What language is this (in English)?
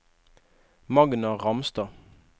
Norwegian